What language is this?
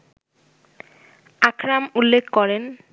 Bangla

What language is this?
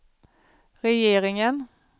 Swedish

